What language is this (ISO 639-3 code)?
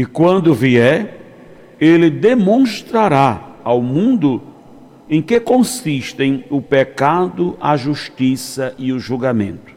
por